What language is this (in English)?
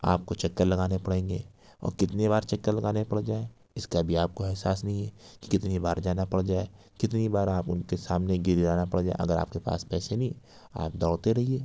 Urdu